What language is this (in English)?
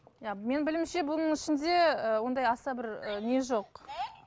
Kazakh